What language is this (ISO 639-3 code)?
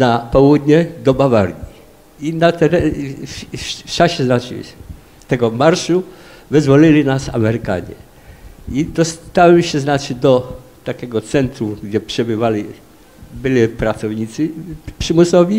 pol